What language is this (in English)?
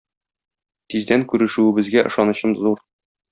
Tatar